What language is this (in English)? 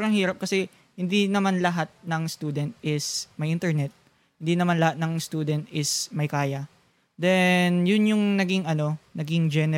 Filipino